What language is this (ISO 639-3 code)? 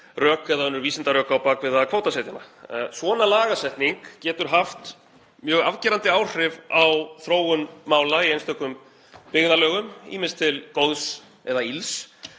isl